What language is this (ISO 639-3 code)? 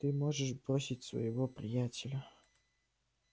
rus